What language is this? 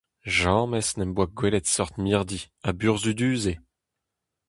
Breton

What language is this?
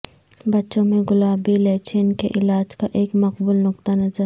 Urdu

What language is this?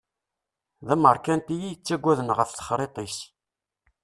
Kabyle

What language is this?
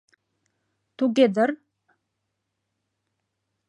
Mari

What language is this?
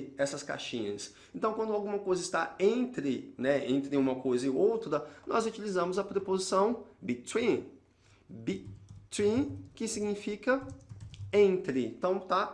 Portuguese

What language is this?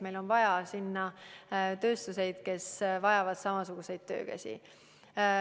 Estonian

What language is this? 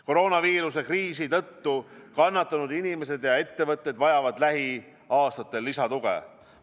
Estonian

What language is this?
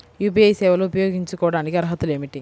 Telugu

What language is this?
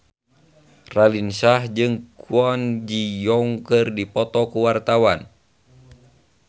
Sundanese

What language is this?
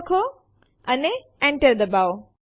Gujarati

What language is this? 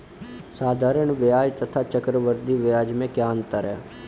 Hindi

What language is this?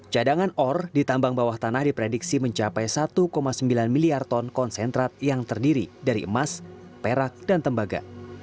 Indonesian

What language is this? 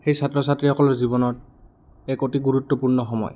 Assamese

